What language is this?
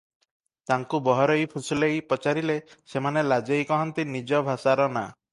Odia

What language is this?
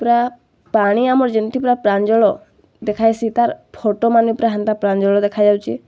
Odia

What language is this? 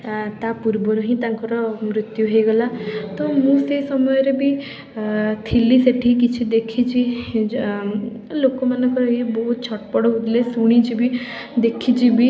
Odia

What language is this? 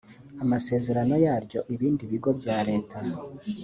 Kinyarwanda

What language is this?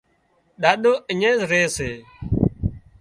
Wadiyara Koli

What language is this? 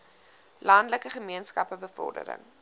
Afrikaans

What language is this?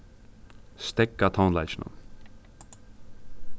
Faroese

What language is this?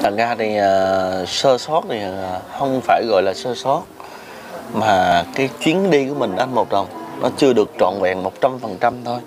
Vietnamese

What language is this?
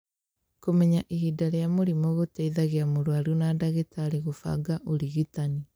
Kikuyu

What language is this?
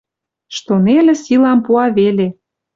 Western Mari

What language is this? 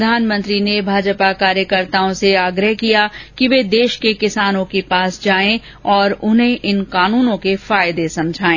Hindi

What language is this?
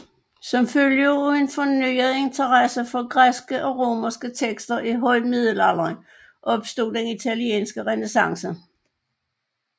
Danish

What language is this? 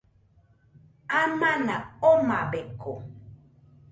Nüpode Huitoto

